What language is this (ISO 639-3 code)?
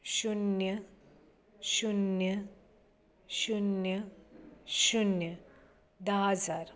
kok